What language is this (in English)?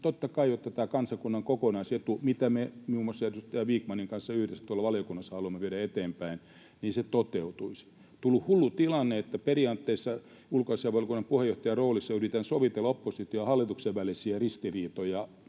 Finnish